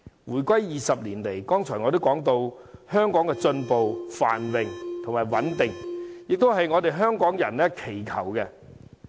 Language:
Cantonese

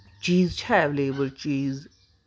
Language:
Kashmiri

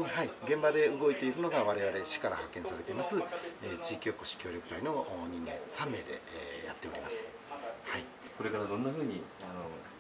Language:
Japanese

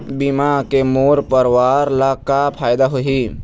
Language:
Chhattisgarhi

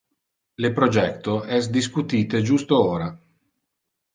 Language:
Interlingua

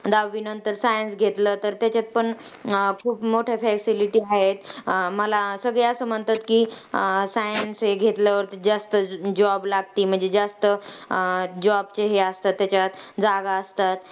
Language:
Marathi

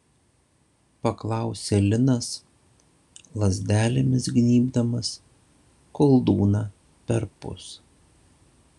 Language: Lithuanian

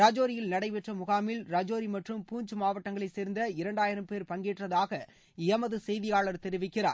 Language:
Tamil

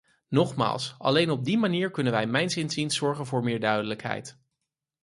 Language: Dutch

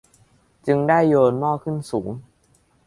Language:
Thai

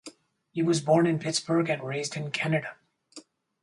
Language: English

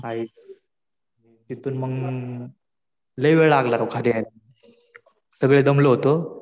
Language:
Marathi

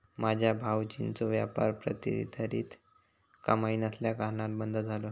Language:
Marathi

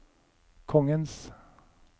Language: Norwegian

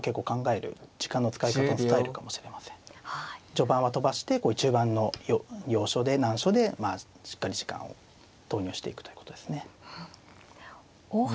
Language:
Japanese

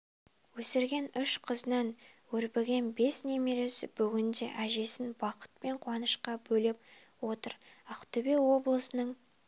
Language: Kazakh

